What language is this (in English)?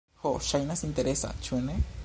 Esperanto